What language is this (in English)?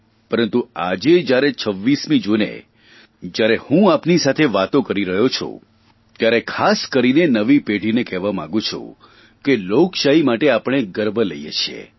Gujarati